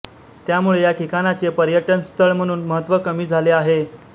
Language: Marathi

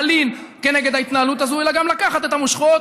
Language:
Hebrew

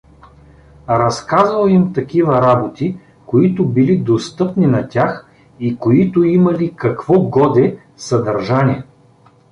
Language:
Bulgarian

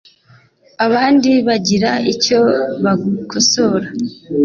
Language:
Kinyarwanda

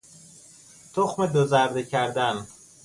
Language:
Persian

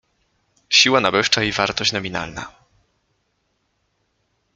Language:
Polish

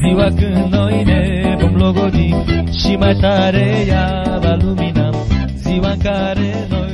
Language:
Romanian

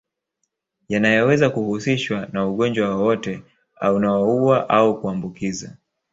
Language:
Swahili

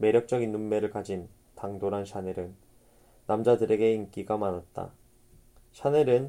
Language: Korean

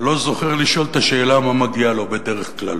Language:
Hebrew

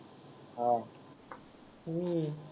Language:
Marathi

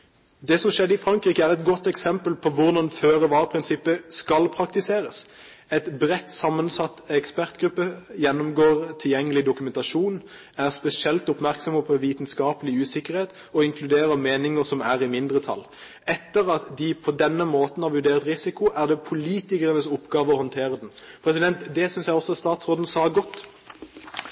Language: Norwegian Bokmål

